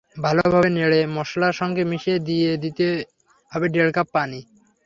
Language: Bangla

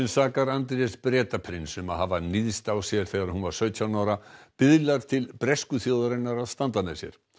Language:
Icelandic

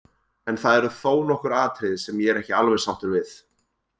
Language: Icelandic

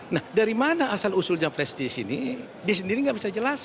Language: Indonesian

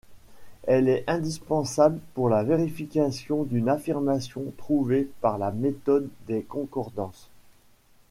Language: French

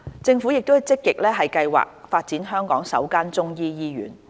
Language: Cantonese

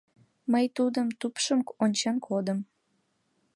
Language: Mari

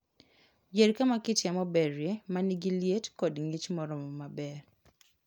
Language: Luo (Kenya and Tanzania)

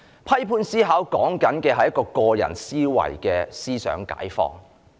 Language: Cantonese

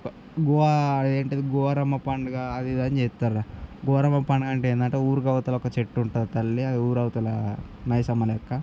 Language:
Telugu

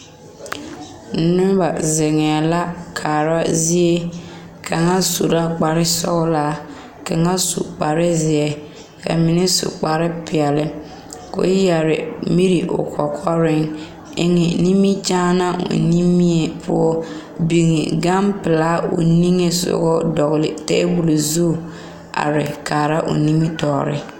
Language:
Southern Dagaare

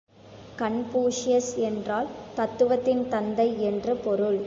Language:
Tamil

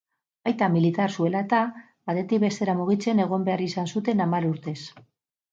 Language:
Basque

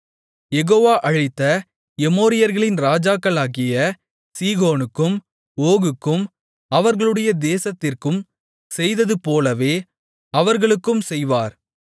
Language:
Tamil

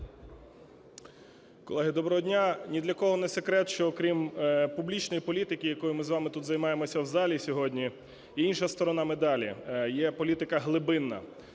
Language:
Ukrainian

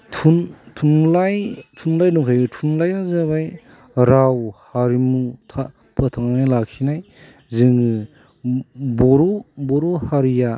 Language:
Bodo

